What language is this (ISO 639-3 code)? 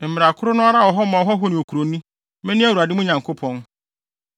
aka